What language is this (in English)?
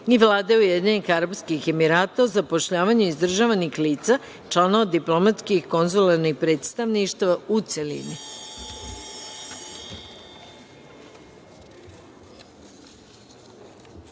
Serbian